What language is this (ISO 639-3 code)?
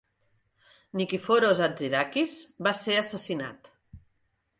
cat